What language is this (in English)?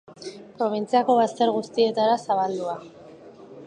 Basque